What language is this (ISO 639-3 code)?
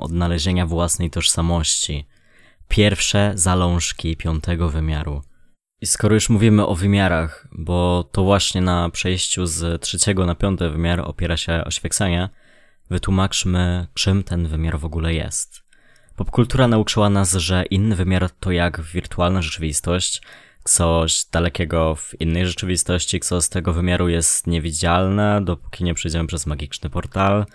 pol